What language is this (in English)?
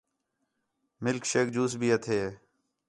Khetrani